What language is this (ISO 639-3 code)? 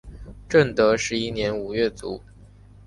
zho